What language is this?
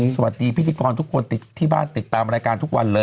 Thai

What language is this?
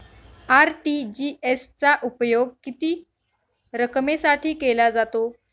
Marathi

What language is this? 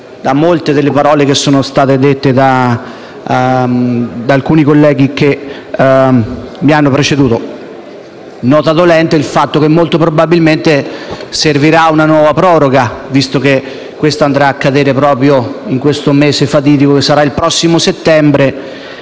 Italian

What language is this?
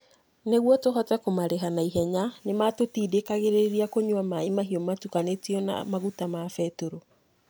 Kikuyu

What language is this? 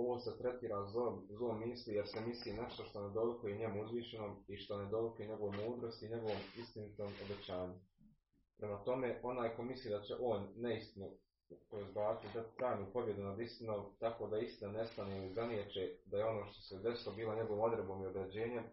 Croatian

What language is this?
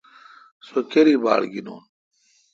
Kalkoti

